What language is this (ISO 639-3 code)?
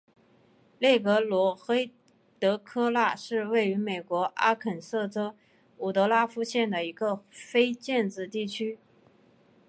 zho